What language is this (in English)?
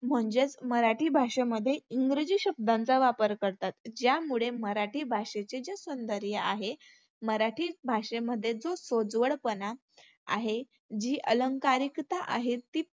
Marathi